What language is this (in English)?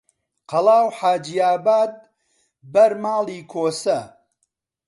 Central Kurdish